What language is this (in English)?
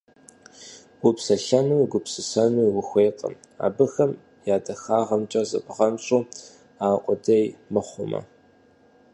Kabardian